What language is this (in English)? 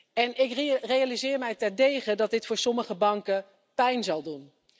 Dutch